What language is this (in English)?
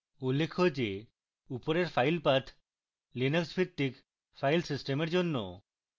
Bangla